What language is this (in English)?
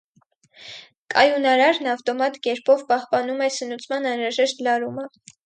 Armenian